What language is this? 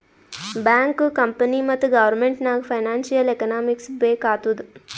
Kannada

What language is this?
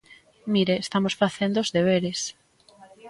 Galician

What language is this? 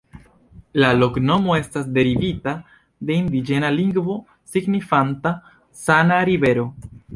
Esperanto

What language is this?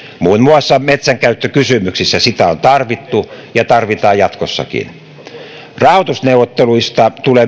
Finnish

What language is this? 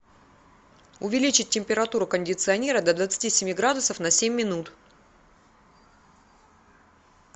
Russian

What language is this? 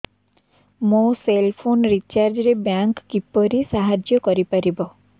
Odia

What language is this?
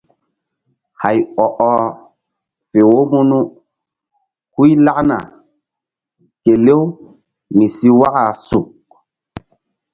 Mbum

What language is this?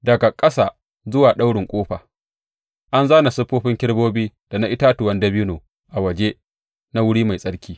Hausa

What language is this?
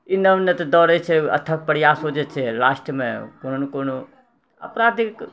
Maithili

